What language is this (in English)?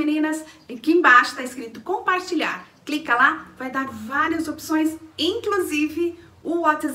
Portuguese